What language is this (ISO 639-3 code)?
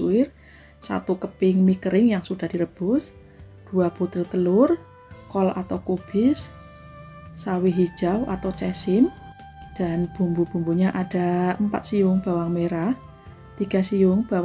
ind